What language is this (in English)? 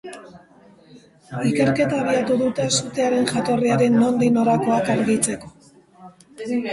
Basque